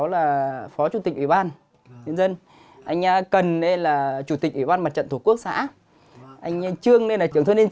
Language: Vietnamese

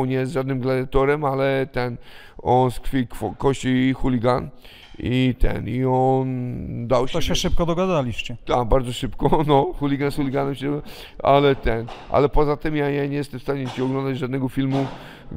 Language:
Polish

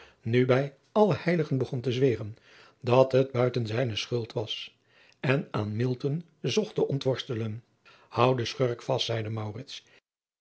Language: Dutch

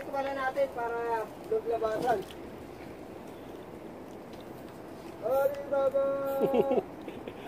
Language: Filipino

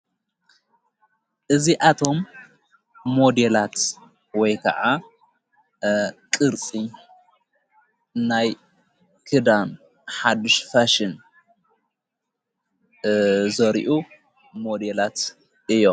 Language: Tigrinya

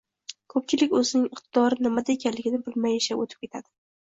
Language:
Uzbek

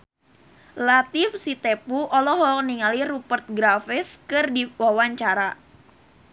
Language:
Sundanese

